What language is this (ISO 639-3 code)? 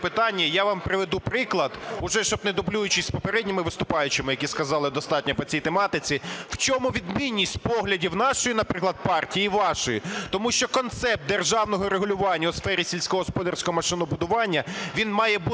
ukr